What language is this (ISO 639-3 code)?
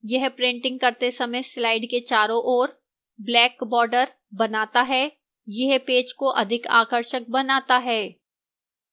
hin